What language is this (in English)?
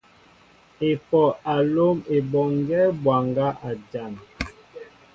Mbo (Cameroon)